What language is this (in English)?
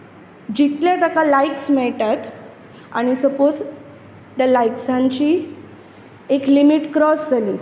Konkani